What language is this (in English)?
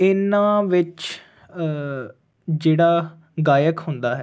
Punjabi